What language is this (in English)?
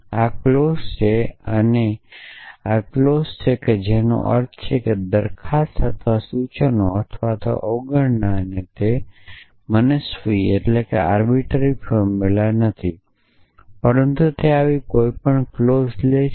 Gujarati